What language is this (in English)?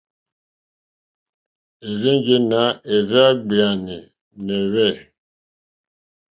Mokpwe